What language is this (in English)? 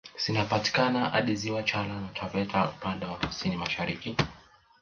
Swahili